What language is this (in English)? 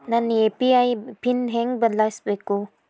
Kannada